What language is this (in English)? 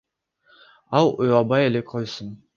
Kyrgyz